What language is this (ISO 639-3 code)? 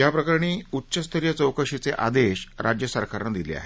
mar